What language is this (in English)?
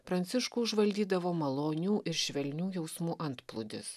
Lithuanian